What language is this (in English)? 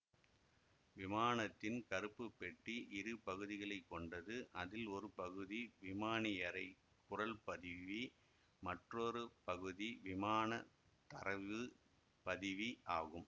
Tamil